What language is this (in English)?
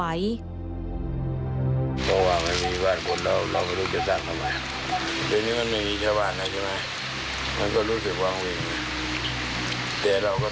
Thai